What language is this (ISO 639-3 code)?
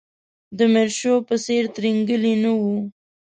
pus